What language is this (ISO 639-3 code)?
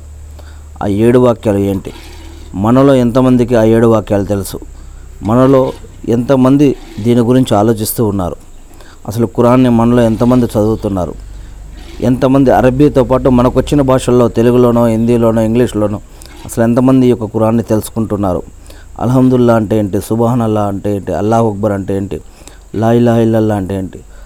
tel